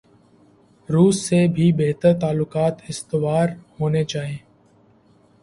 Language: Urdu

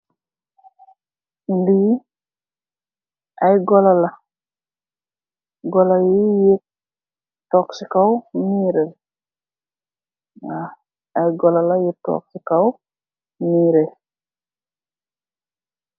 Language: Wolof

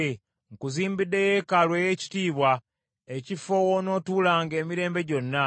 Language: Ganda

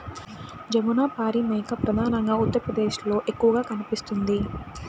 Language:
Telugu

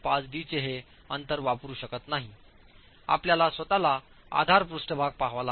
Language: Marathi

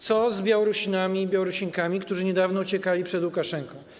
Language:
Polish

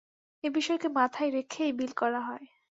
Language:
Bangla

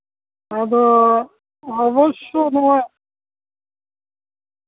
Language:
Santali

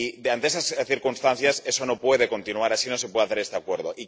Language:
Spanish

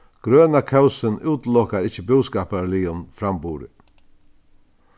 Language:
Faroese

